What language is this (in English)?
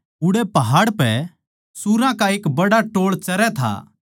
Haryanvi